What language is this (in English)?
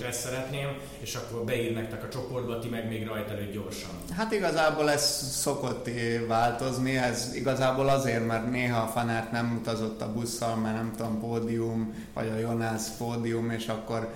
Hungarian